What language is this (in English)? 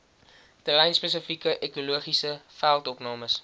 Afrikaans